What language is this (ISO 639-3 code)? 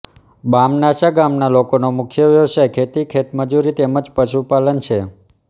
guj